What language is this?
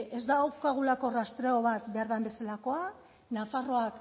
Basque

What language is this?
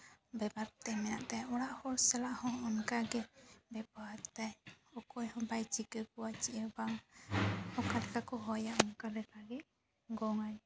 Santali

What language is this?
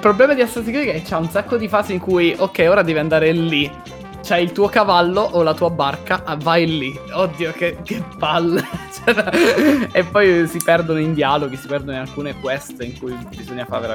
Italian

